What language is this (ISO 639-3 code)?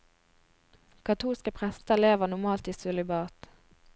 nor